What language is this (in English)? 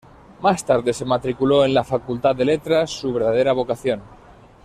Spanish